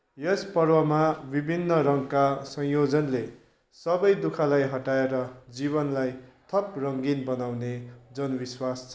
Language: Nepali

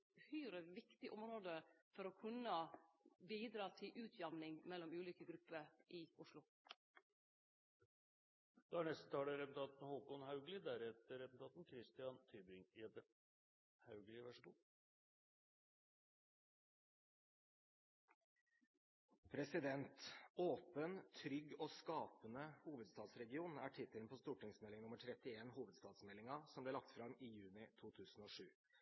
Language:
Norwegian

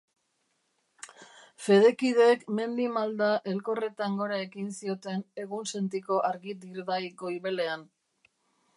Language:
Basque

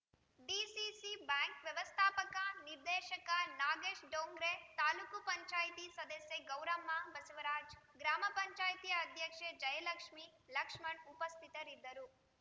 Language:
Kannada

